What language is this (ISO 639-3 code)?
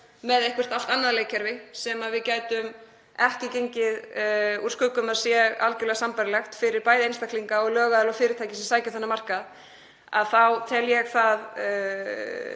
isl